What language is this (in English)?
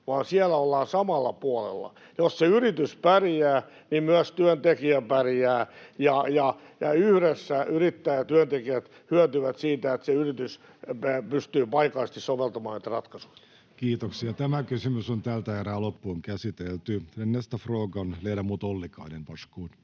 Finnish